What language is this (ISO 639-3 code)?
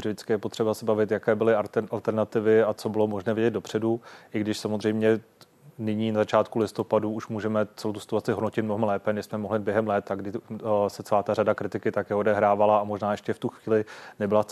ces